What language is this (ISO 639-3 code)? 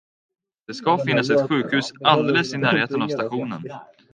swe